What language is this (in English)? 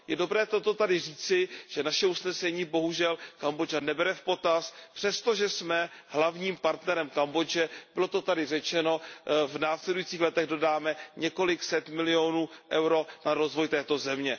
Czech